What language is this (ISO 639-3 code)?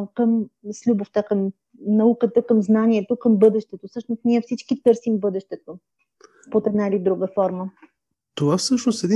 bul